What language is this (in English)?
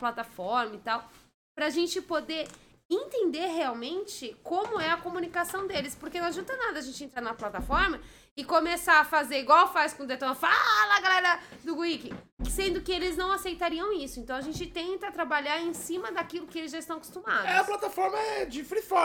Portuguese